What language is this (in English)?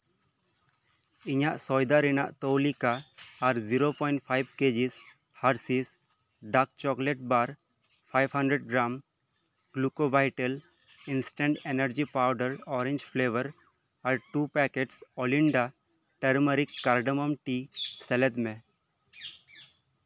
Santali